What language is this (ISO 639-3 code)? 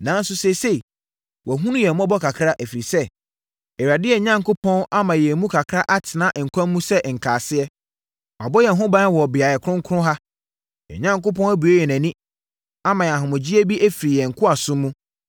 aka